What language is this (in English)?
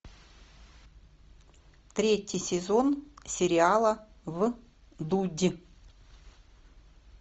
Russian